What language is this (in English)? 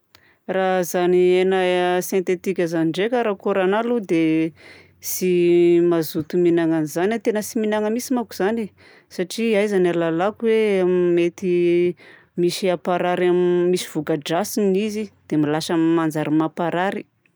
Southern Betsimisaraka Malagasy